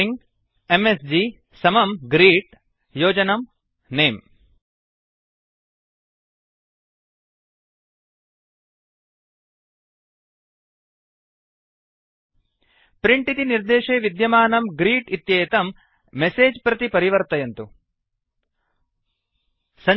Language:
Sanskrit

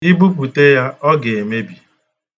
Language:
Igbo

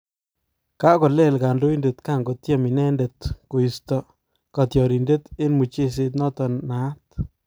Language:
Kalenjin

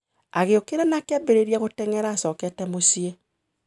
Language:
Kikuyu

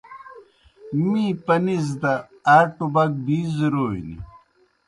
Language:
Kohistani Shina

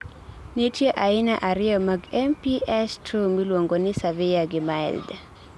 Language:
Luo (Kenya and Tanzania)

